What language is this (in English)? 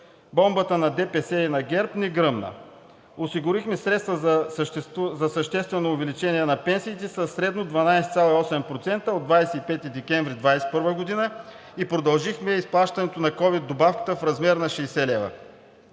Bulgarian